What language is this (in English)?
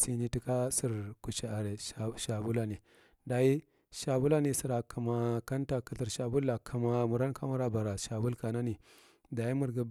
Marghi Central